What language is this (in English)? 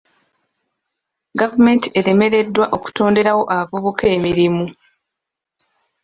Ganda